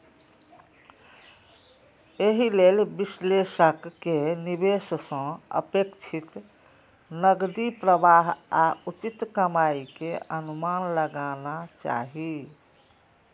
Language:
Maithili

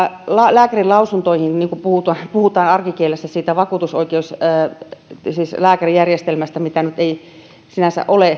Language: Finnish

